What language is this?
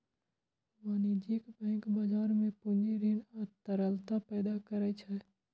Maithili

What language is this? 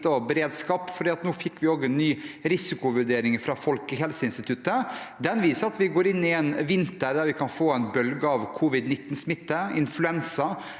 Norwegian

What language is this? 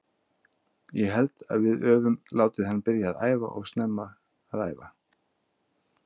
Icelandic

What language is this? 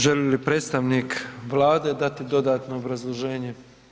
Croatian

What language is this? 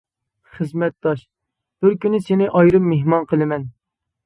Uyghur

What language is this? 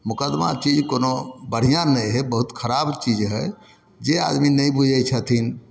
Maithili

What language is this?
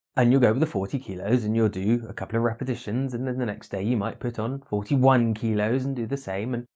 English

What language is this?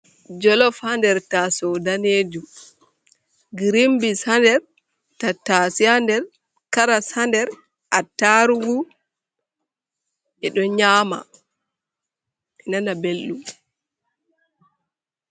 Fula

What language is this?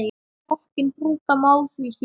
Icelandic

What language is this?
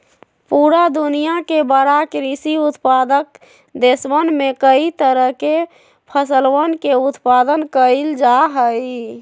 Magahi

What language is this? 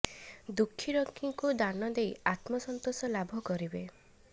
Odia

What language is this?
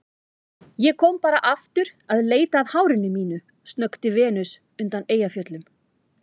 Icelandic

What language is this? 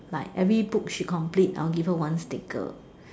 English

